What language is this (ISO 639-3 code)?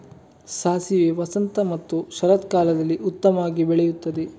kan